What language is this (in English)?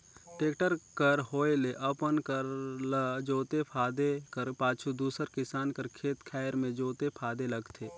Chhattisgarhi